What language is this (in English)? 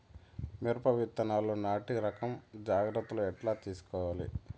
Telugu